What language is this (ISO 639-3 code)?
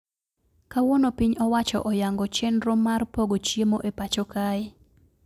luo